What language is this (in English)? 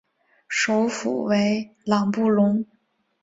Chinese